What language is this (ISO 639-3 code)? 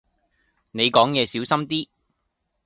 yue